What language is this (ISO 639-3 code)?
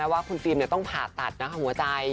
tha